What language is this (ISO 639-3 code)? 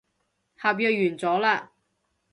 yue